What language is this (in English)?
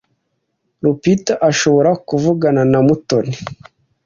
Kinyarwanda